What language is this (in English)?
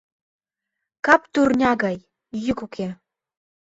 Mari